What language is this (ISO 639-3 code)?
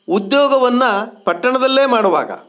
kan